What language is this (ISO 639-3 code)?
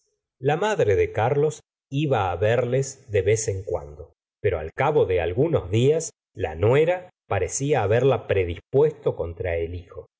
spa